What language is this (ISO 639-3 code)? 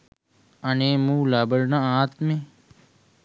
sin